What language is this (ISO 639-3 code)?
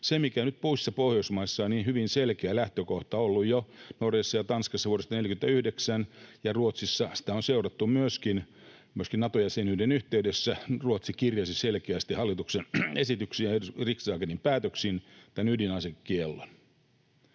fin